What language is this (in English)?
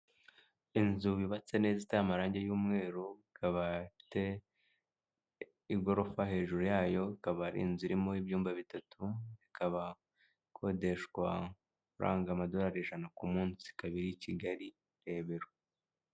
Kinyarwanda